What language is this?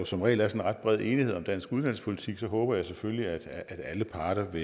Danish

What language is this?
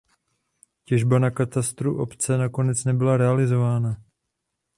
Czech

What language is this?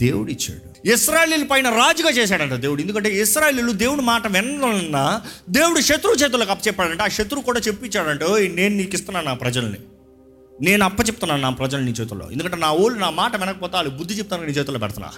Telugu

